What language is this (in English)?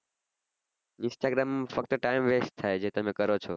Gujarati